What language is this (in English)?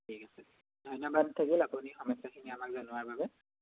Assamese